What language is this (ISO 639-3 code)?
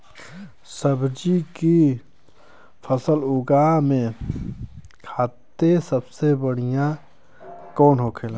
bho